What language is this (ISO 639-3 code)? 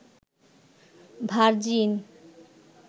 ben